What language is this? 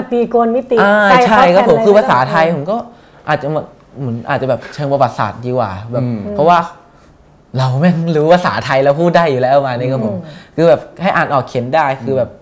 Thai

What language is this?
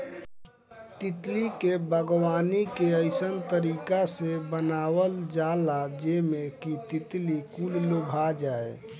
Bhojpuri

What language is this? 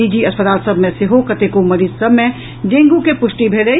Maithili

